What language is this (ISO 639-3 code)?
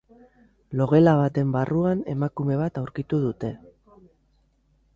eus